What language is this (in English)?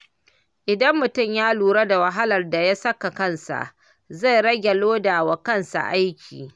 Hausa